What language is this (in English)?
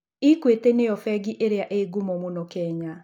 Kikuyu